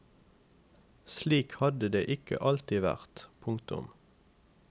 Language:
Norwegian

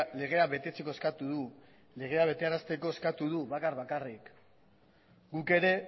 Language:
Basque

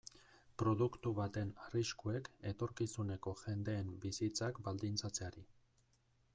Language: Basque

